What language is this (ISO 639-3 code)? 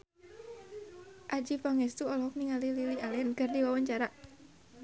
sun